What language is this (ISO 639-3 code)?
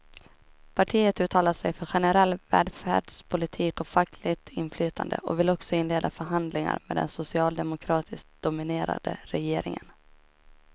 swe